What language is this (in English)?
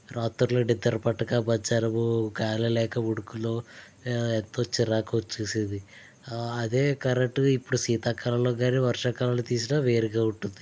Telugu